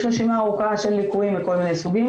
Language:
Hebrew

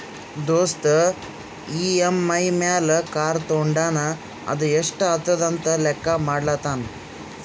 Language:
Kannada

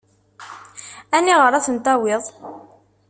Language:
Kabyle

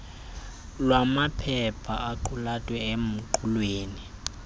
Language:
Xhosa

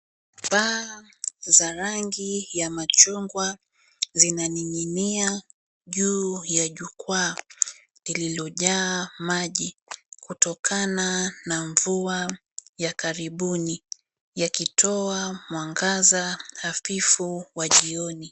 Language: Swahili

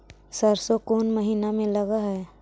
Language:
Magahi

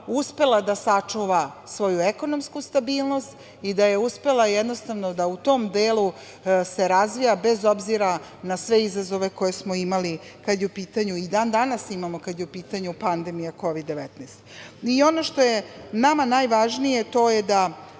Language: Serbian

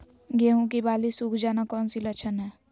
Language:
Magahi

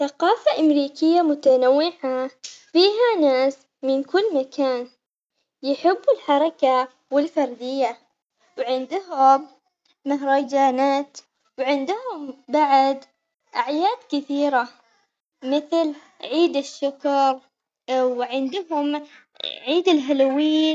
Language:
Omani Arabic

